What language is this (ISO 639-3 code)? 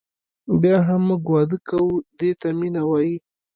pus